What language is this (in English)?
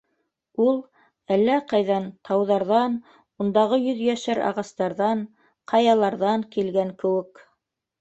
Bashkir